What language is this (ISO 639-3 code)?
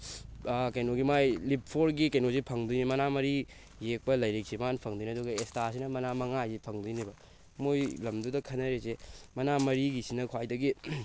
mni